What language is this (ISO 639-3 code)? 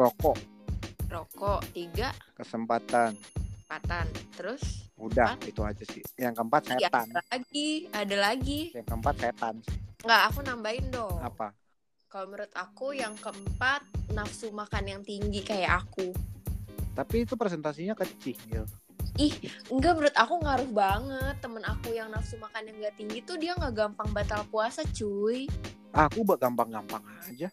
ind